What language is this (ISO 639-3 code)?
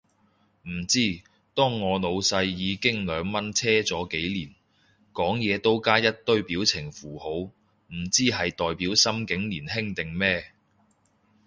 yue